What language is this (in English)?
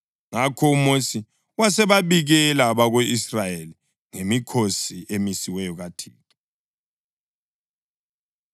North Ndebele